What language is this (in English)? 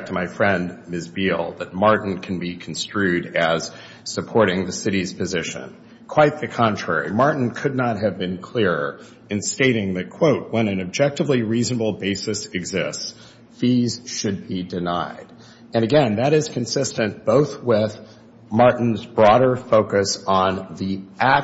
English